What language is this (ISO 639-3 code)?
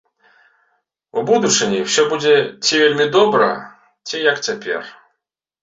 bel